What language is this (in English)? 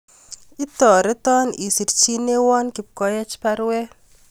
Kalenjin